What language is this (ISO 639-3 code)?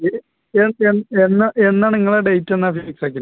mal